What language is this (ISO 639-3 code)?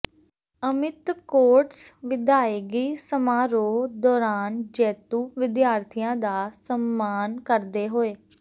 pan